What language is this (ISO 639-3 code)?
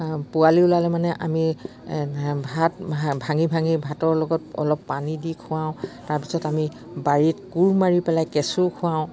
asm